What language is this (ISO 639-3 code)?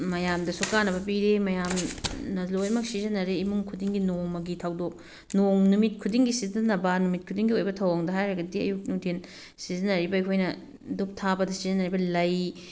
mni